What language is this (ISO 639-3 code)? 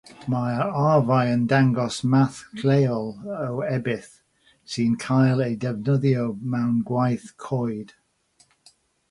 cym